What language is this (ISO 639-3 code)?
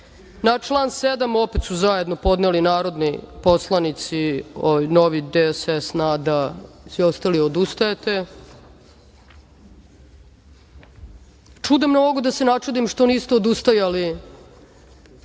srp